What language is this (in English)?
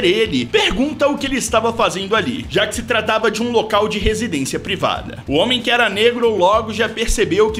Portuguese